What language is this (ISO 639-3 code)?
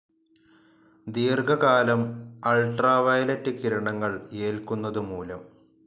mal